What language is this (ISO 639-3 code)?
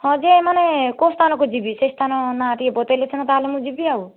ori